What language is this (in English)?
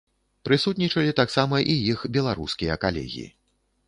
Belarusian